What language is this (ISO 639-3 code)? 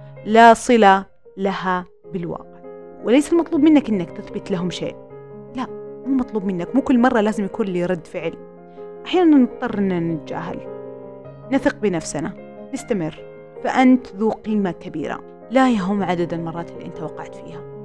ara